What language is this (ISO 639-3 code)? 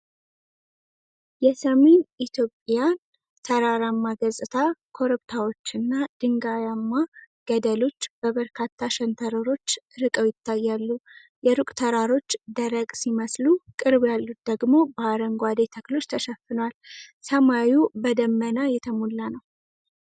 amh